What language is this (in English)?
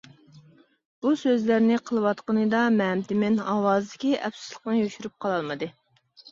Uyghur